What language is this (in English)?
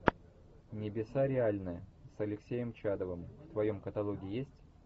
Russian